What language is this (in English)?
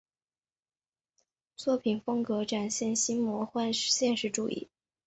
Chinese